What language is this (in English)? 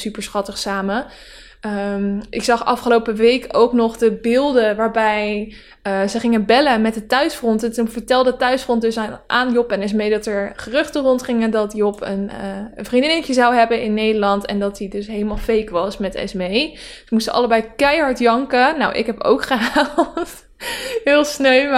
Dutch